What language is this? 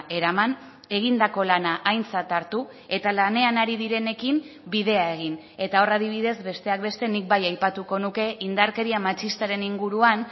Basque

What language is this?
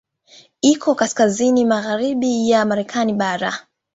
Swahili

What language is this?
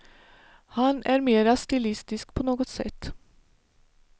Swedish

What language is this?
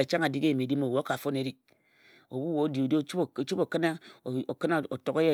Ejagham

